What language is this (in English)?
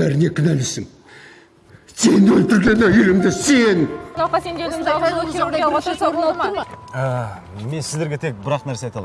Turkish